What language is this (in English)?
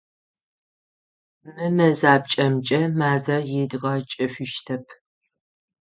Adyghe